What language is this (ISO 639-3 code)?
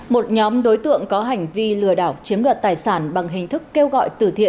vie